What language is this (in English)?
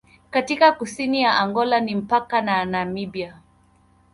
Swahili